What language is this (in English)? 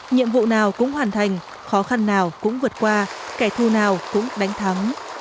Vietnamese